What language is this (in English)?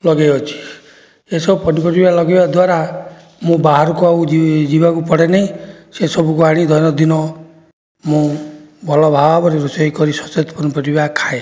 Odia